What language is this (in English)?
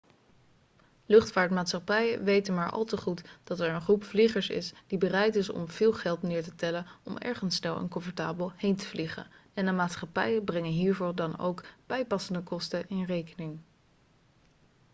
Dutch